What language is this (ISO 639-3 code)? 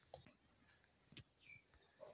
mag